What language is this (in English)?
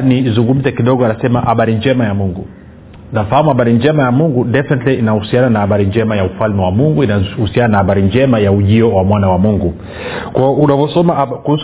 Swahili